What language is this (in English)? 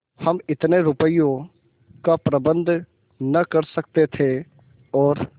Hindi